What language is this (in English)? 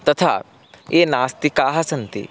Sanskrit